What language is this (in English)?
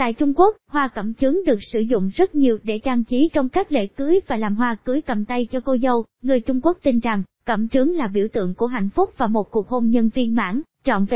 Vietnamese